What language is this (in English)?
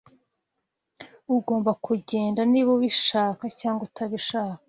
Kinyarwanda